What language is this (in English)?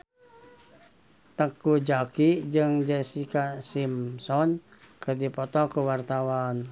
Sundanese